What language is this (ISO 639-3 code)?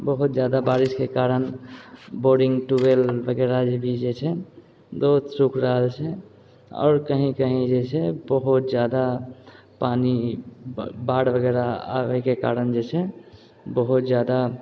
mai